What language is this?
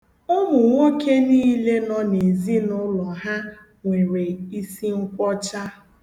Igbo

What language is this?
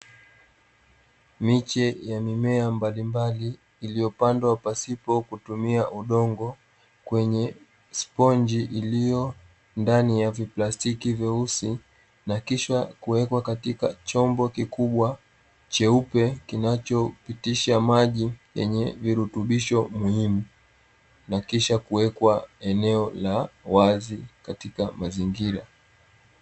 Swahili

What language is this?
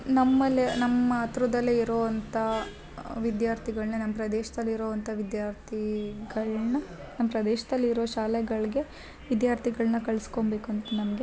Kannada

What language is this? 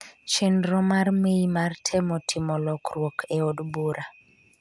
Luo (Kenya and Tanzania)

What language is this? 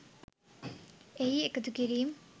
Sinhala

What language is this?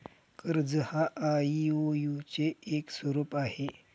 Marathi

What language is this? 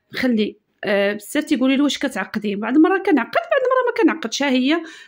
Arabic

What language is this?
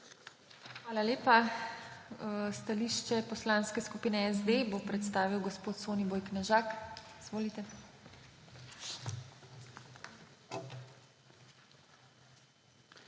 Slovenian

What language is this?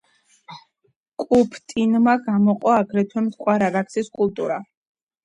Georgian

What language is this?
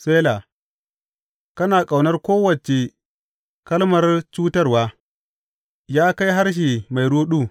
Hausa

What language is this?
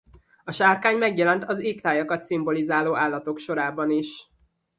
Hungarian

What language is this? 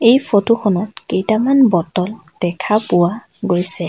Assamese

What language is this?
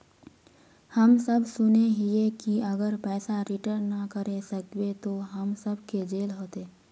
Magahi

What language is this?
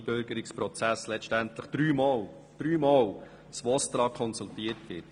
Swiss German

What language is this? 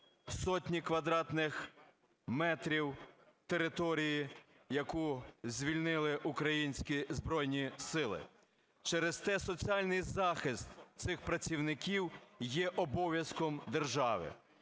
Ukrainian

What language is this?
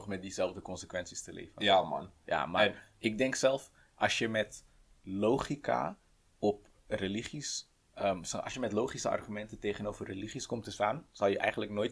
Dutch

